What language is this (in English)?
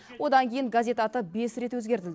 Kazakh